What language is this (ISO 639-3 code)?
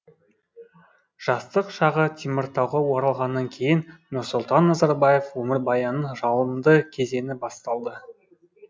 kaz